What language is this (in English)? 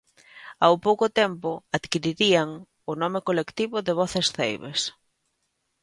Galician